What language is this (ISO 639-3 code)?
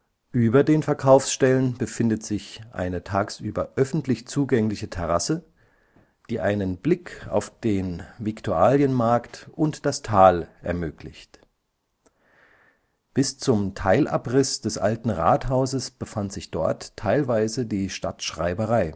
deu